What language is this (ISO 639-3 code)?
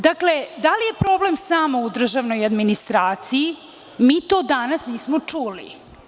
srp